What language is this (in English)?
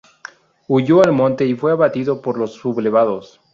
Spanish